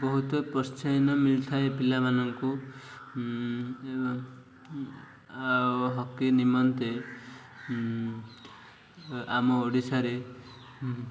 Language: Odia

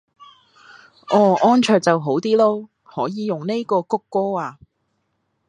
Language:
Cantonese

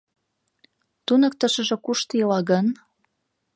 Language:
Mari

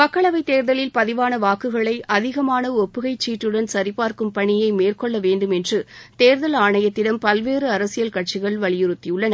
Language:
Tamil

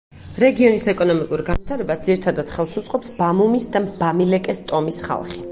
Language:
Georgian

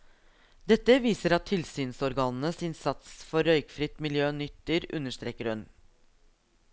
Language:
Norwegian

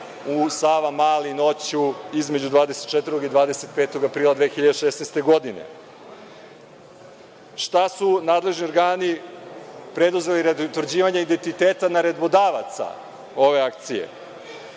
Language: Serbian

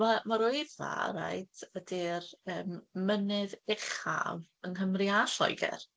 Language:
Welsh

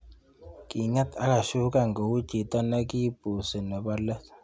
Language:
Kalenjin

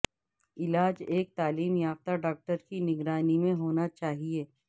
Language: Urdu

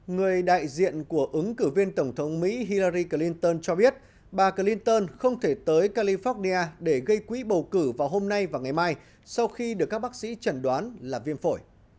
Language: Vietnamese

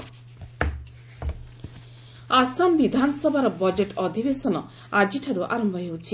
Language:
Odia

